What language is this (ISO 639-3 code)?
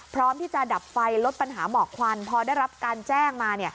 tha